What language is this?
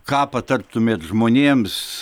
Lithuanian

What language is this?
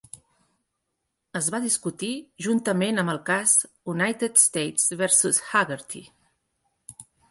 Catalan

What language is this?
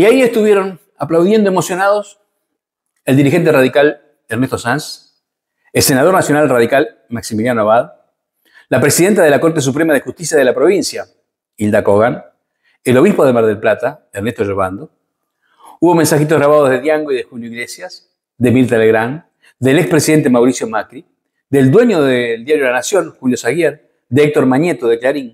Spanish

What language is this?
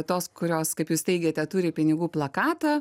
Lithuanian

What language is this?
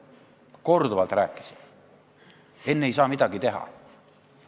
Estonian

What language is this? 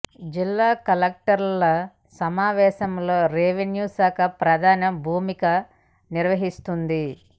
Telugu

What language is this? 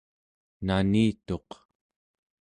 Central Yupik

